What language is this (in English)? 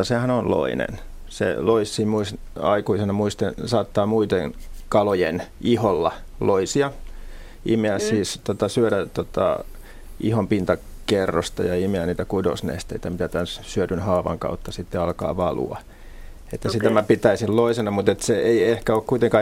Finnish